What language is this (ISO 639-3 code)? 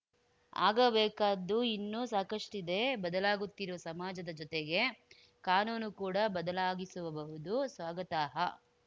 kan